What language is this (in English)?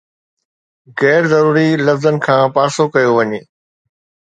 Sindhi